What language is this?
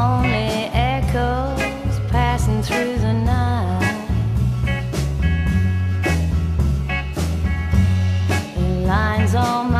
English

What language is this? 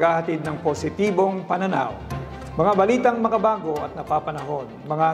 Filipino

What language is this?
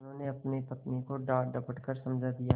Hindi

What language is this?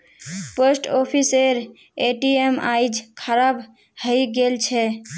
Magahi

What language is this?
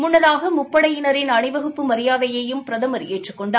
Tamil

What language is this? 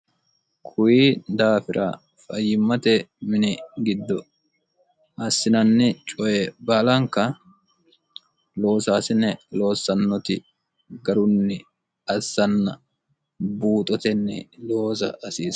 Sidamo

